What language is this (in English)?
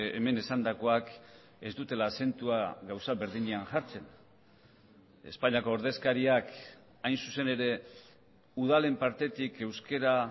Basque